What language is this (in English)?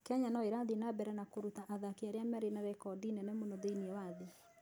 Kikuyu